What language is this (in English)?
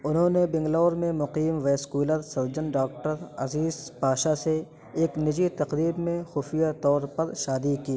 Urdu